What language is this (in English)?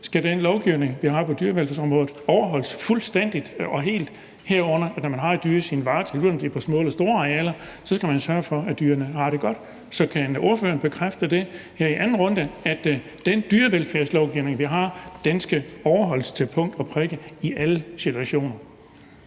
Danish